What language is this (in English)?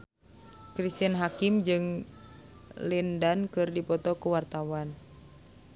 Sundanese